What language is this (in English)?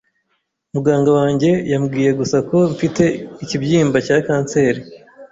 Kinyarwanda